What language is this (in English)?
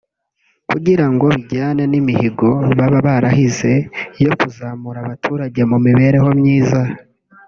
Kinyarwanda